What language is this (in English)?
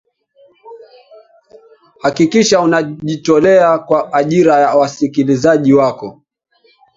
Swahili